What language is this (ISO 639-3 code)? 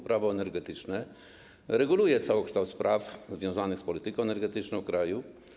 pol